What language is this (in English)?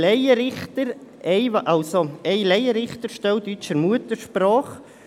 Swiss German